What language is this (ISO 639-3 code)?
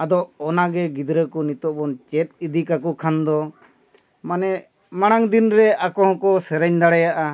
sat